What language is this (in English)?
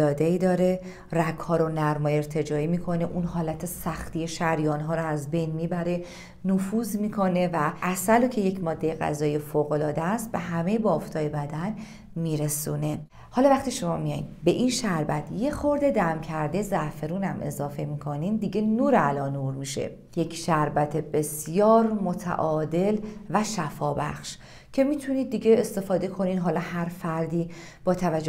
Persian